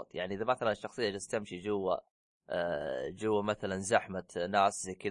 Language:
Arabic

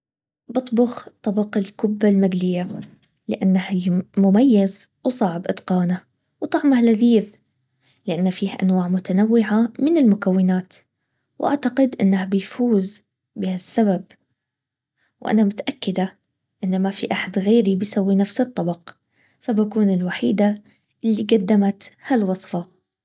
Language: Baharna Arabic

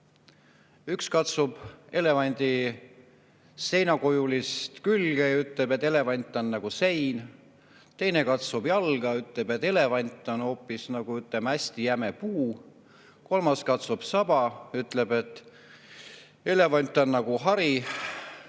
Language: Estonian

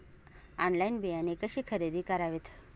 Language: Marathi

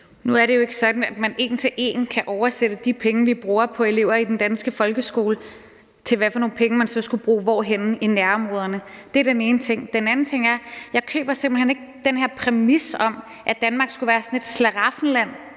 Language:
Danish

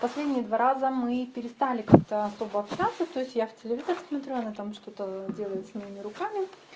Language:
Russian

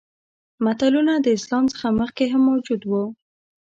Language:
Pashto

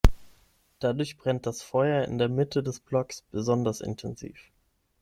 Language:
German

